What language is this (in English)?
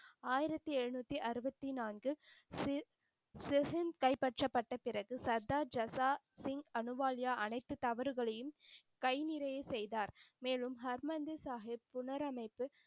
Tamil